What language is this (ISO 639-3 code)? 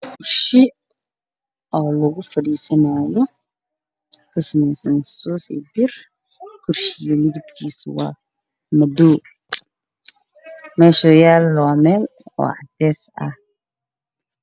som